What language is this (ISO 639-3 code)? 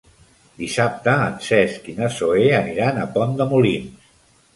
cat